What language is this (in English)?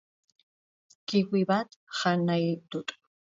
Basque